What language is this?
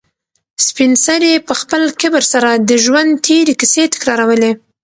Pashto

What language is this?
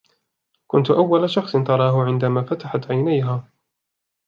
Arabic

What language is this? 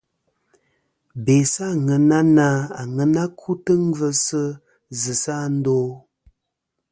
Kom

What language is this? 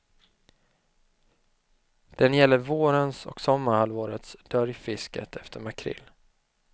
Swedish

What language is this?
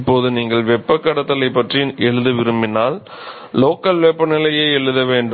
Tamil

